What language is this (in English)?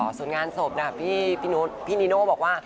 Thai